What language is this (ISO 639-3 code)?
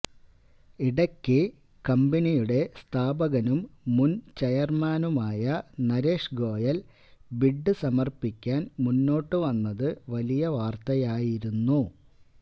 mal